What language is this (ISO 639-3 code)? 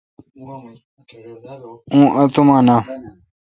xka